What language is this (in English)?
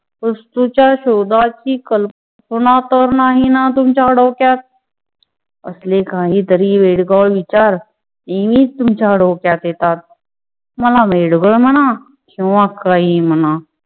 Marathi